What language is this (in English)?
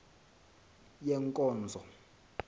Xhosa